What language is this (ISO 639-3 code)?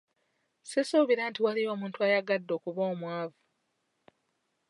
lug